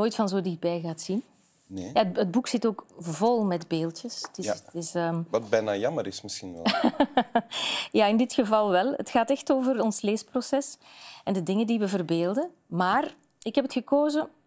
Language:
Dutch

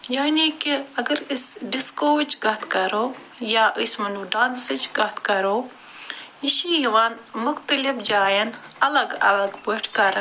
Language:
Kashmiri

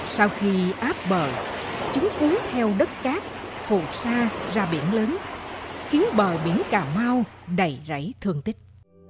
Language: Vietnamese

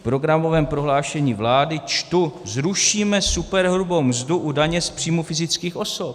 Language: Czech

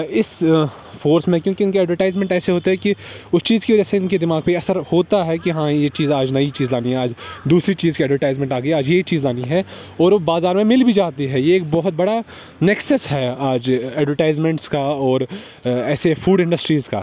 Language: Urdu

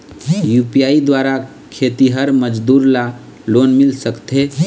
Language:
Chhattisgarhi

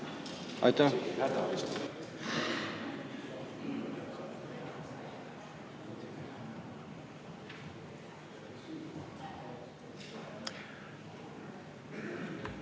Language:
Estonian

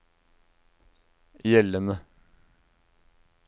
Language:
Norwegian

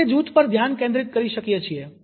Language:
Gujarati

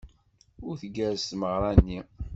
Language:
Kabyle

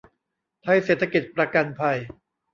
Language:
Thai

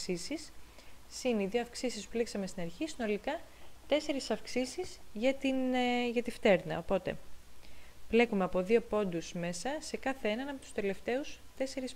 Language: Greek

